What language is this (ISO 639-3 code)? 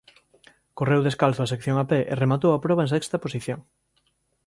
glg